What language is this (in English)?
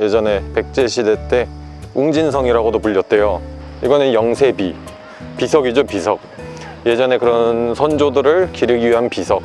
Korean